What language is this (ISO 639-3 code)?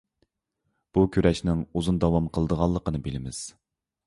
uig